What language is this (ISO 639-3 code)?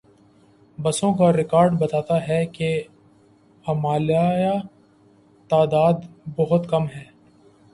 urd